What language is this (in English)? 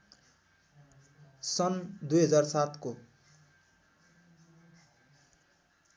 Nepali